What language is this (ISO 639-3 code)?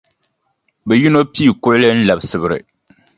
dag